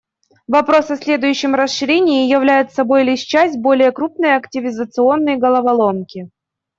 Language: Russian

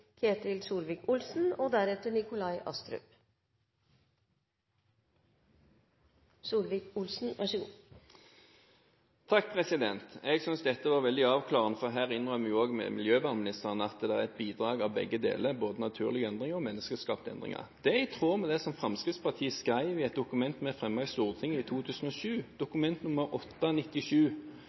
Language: Norwegian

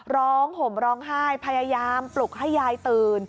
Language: Thai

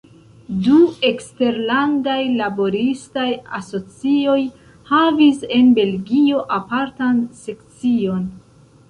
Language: Esperanto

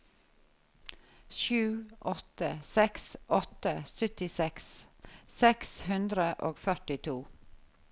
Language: Norwegian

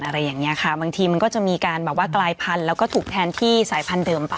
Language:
Thai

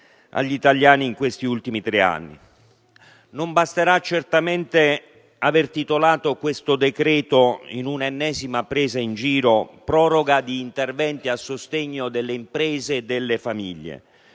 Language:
Italian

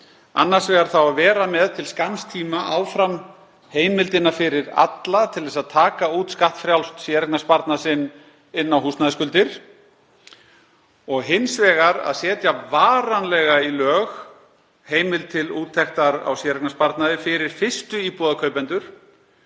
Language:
Icelandic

